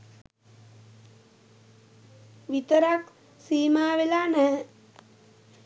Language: Sinhala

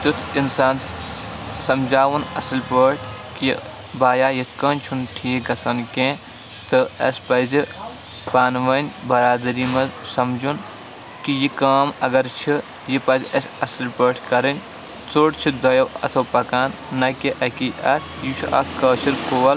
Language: Kashmiri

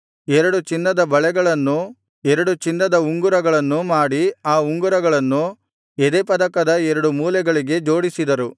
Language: Kannada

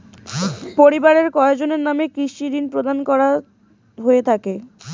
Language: Bangla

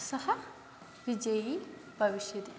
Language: Sanskrit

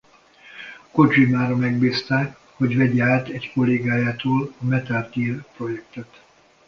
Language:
Hungarian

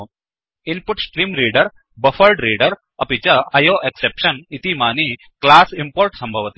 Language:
Sanskrit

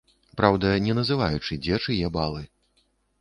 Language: Belarusian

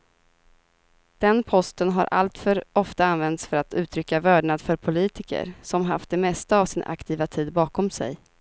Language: Swedish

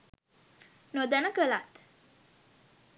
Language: Sinhala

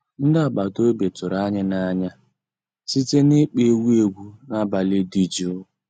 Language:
Igbo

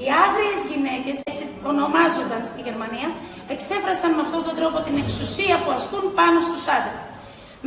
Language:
Greek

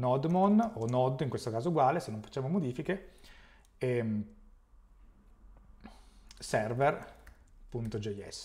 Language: Italian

